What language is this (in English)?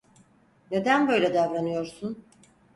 Turkish